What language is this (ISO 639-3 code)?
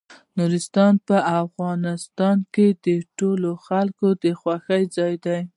pus